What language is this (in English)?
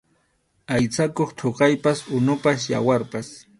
Arequipa-La Unión Quechua